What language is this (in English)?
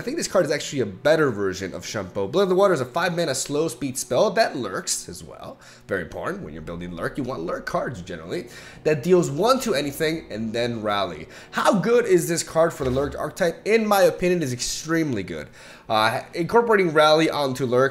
English